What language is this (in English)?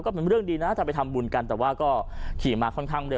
Thai